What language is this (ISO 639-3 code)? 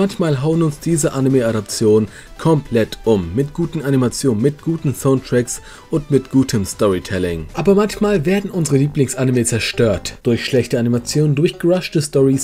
deu